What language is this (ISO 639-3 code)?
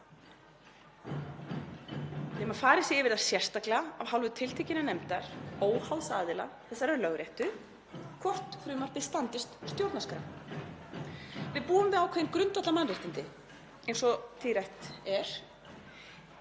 isl